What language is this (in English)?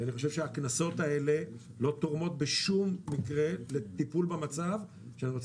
Hebrew